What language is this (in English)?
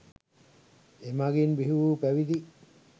Sinhala